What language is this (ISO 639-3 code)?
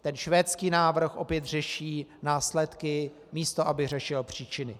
ces